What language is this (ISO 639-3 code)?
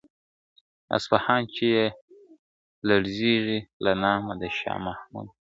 pus